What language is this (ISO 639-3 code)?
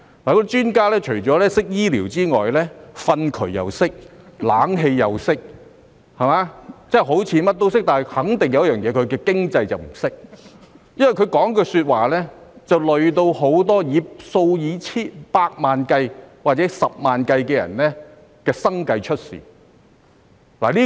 yue